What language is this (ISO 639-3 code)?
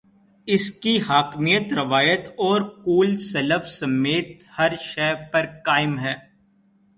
urd